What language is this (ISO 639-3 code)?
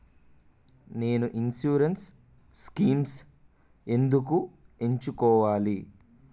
tel